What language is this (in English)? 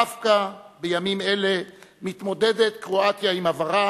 Hebrew